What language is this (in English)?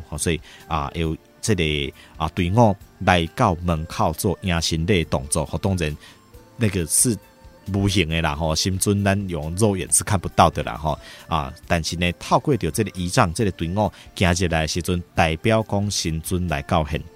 Chinese